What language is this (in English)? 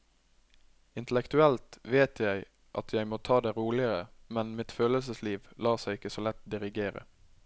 Norwegian